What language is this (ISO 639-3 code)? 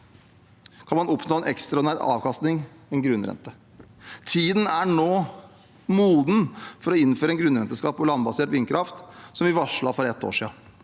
nor